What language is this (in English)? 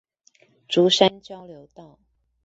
Chinese